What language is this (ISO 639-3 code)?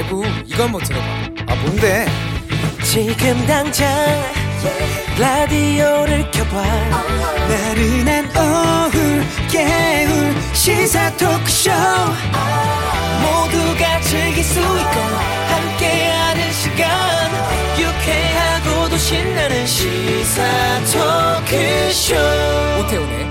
kor